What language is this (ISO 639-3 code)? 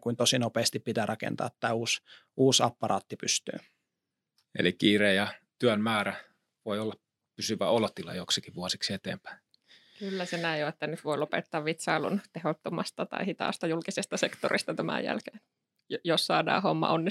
fin